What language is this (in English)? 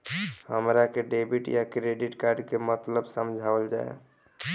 Bhojpuri